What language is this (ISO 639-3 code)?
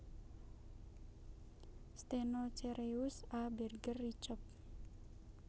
jav